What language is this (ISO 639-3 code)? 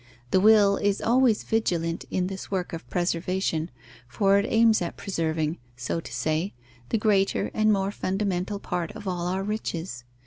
eng